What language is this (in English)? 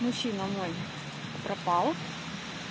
Russian